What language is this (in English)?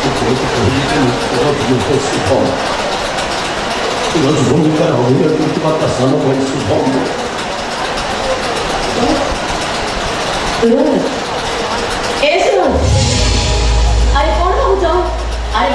Korean